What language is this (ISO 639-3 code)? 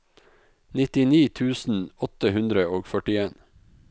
nor